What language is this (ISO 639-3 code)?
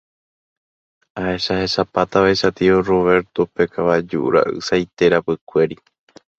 grn